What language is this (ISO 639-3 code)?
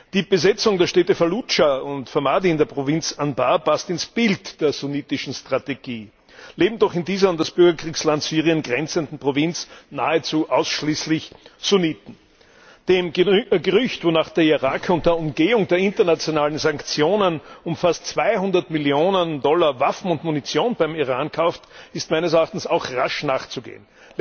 deu